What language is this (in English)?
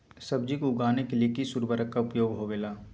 Magahi